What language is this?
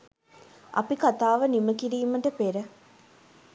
Sinhala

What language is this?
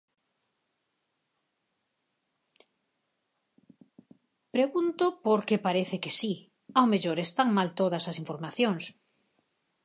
Galician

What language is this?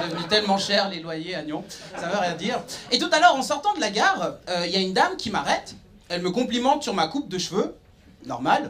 French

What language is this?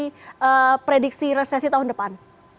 Indonesian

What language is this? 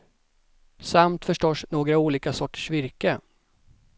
Swedish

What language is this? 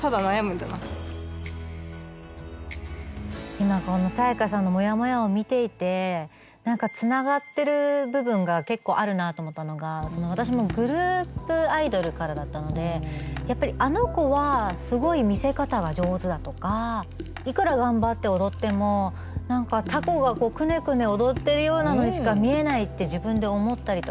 Japanese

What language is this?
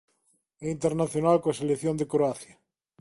Galician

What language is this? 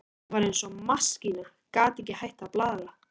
Icelandic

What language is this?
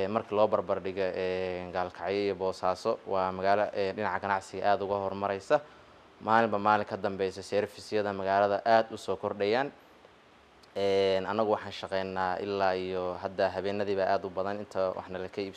Arabic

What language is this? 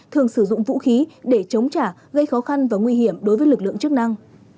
Vietnamese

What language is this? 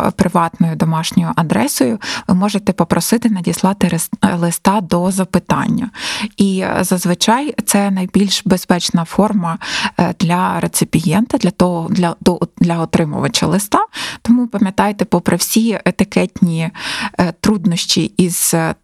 Ukrainian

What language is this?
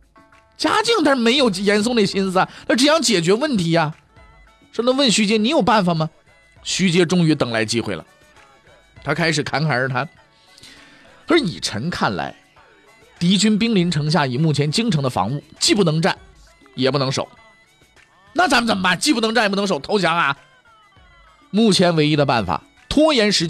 Chinese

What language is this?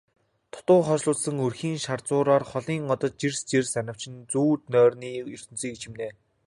Mongolian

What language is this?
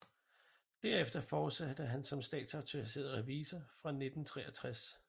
Danish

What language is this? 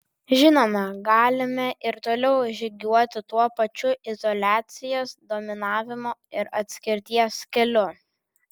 Lithuanian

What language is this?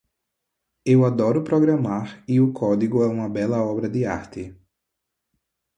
Portuguese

